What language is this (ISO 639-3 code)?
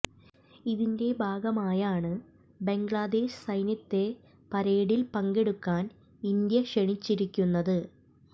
mal